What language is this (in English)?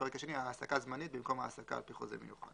Hebrew